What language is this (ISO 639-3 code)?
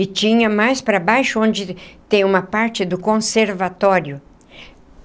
por